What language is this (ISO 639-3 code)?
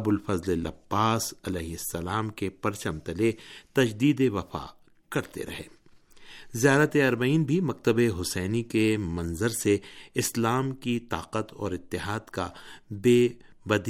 urd